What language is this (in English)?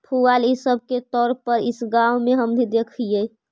Magahi